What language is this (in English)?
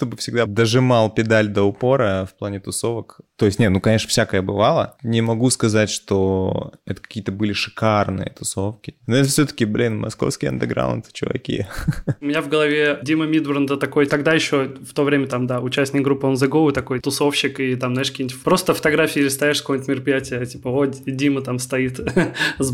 Russian